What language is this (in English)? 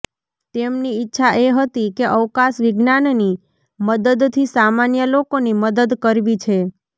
Gujarati